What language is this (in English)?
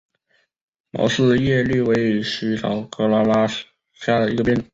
Chinese